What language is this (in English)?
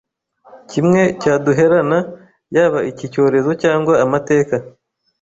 Kinyarwanda